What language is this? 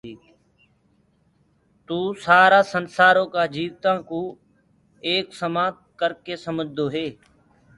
Gurgula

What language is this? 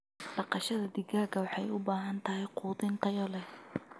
Somali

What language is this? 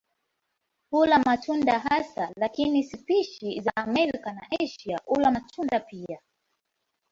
Swahili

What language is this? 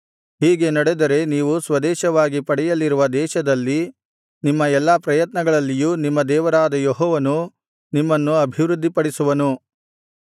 Kannada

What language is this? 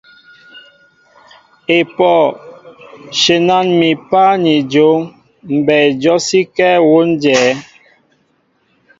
Mbo (Cameroon)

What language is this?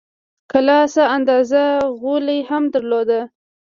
Pashto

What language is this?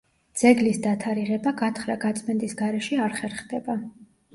Georgian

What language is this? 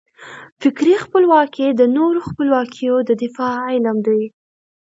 Pashto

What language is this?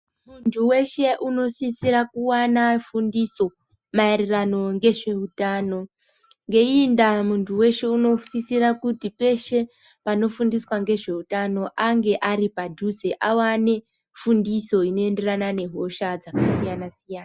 Ndau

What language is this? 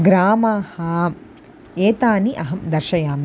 Sanskrit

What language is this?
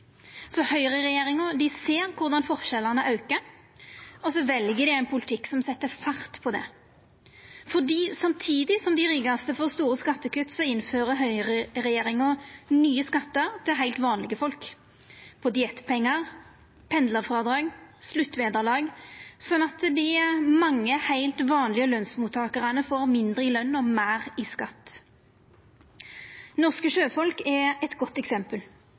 Norwegian Nynorsk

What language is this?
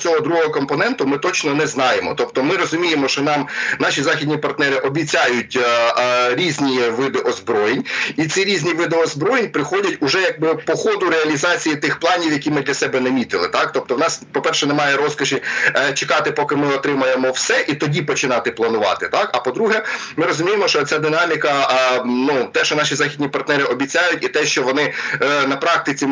Ukrainian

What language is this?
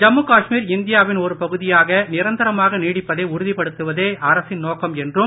Tamil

